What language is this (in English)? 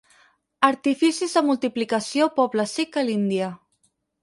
Catalan